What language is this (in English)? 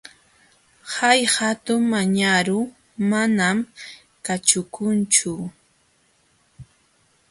Jauja Wanca Quechua